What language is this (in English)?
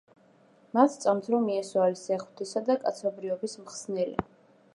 Georgian